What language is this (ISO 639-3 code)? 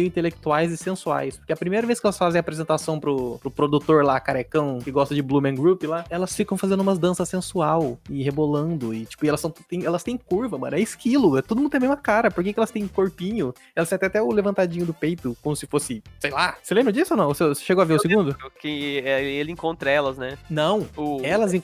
por